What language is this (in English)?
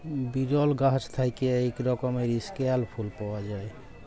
Bangla